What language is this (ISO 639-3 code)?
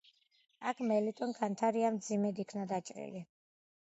kat